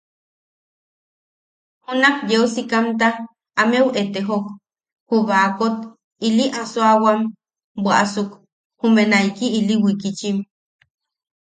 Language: Yaqui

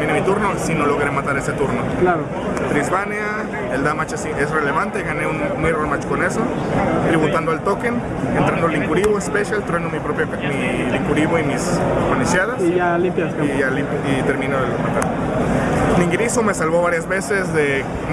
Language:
Spanish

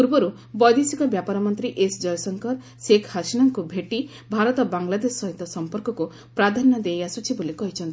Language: Odia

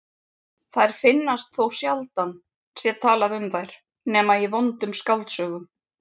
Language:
Icelandic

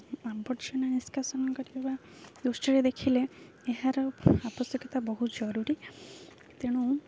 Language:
Odia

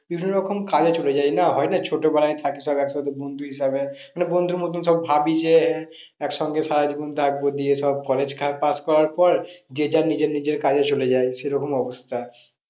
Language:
Bangla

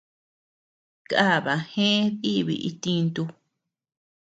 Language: Tepeuxila Cuicatec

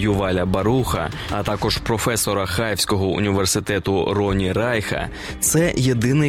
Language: Ukrainian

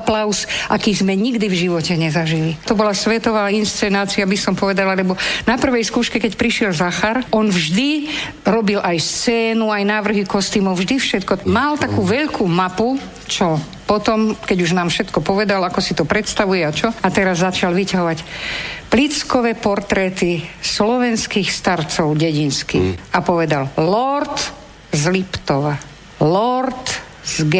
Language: Slovak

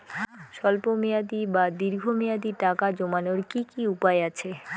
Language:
Bangla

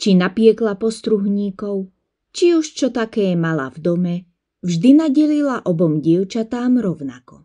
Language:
Slovak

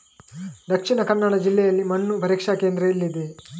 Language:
Kannada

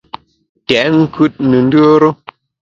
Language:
Bamun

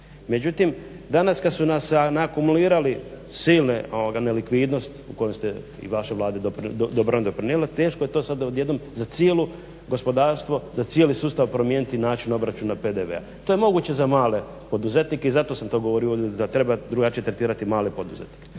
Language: Croatian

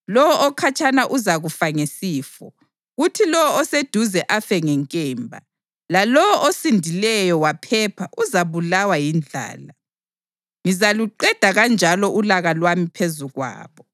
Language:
North Ndebele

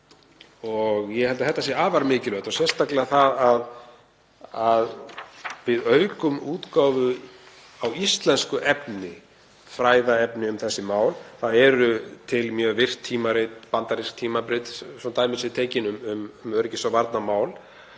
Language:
Icelandic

